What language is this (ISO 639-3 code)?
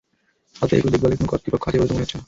ben